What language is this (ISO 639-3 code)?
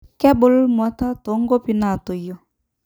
mas